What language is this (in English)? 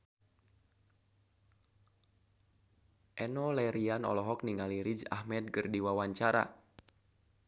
Sundanese